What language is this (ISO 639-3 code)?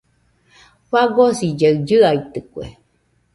hux